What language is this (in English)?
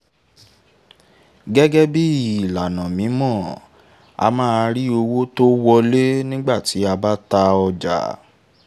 Yoruba